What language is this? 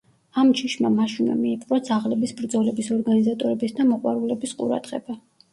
Georgian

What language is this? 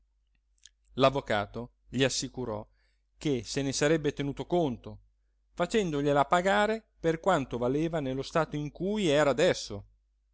Italian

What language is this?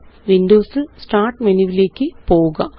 Malayalam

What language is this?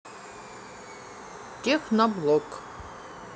Russian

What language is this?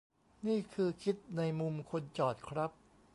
Thai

